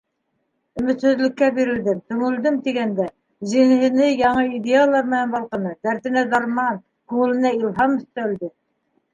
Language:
Bashkir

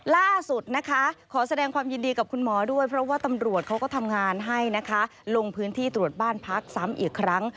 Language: Thai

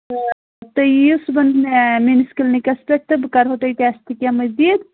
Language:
Kashmiri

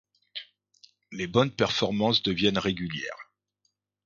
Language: French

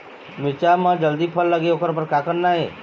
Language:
Chhattisgarhi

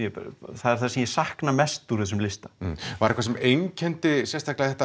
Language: Icelandic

